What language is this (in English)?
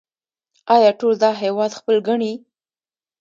Pashto